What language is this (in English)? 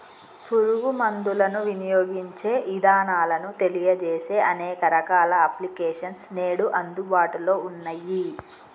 Telugu